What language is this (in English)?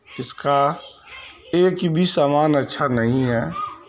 Urdu